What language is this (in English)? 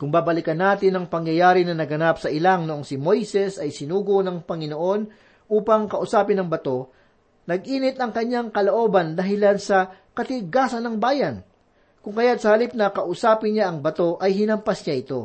Filipino